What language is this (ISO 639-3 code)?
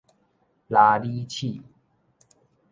nan